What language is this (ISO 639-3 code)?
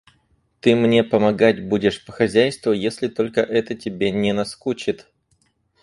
rus